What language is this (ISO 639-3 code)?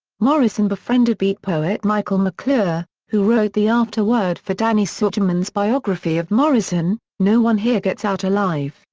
eng